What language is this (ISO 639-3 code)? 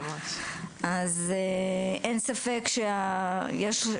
heb